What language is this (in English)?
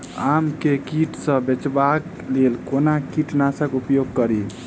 Maithili